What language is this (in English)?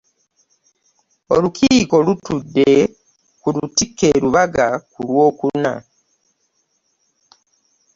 Ganda